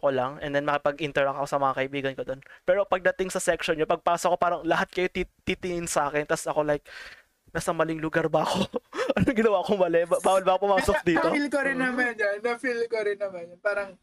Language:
Filipino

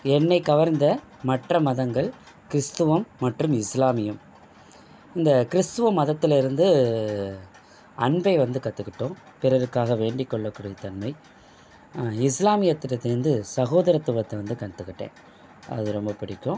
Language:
Tamil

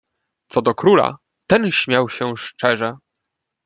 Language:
Polish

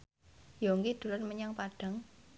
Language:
Javanese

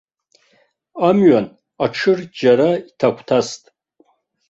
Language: Abkhazian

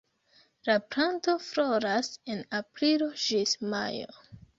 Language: Esperanto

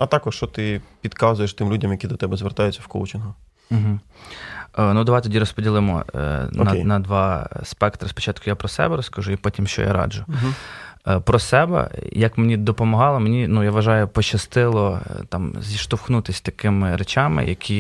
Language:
Ukrainian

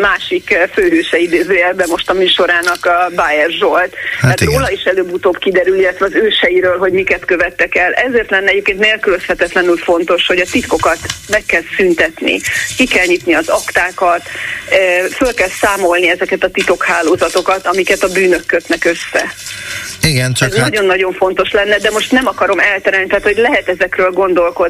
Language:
Hungarian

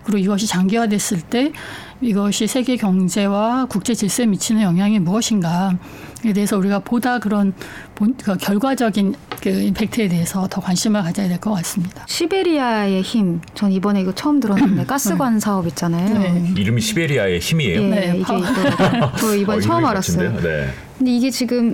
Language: Korean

